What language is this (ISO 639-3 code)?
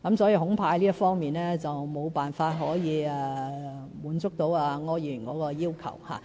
yue